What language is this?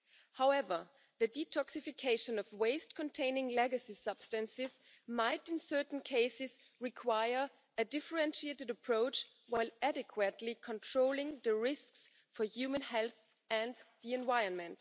English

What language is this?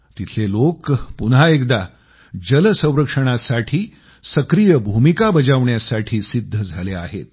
Marathi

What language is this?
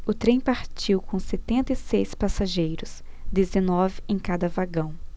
Portuguese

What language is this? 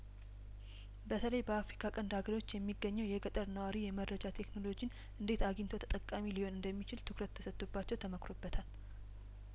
Amharic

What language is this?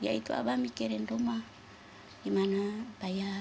Indonesian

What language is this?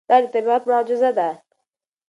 Pashto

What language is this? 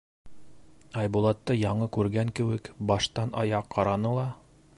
Bashkir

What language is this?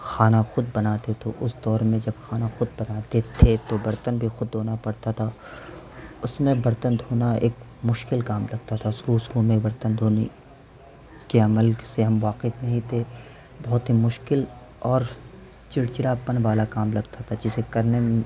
Urdu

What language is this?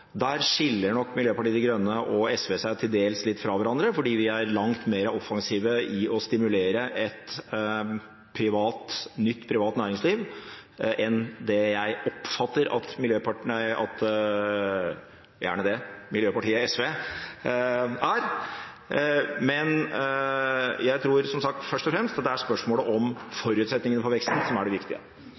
Norwegian Bokmål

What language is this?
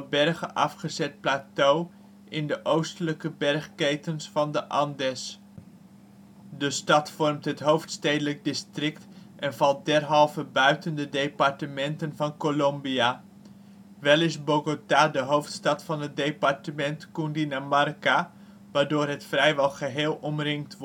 Dutch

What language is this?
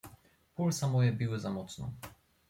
Polish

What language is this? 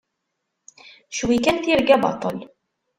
Kabyle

